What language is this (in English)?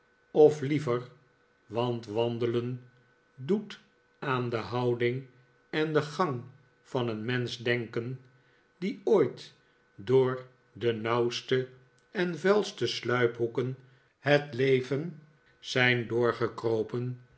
Dutch